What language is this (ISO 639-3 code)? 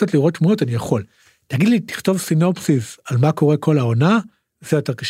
heb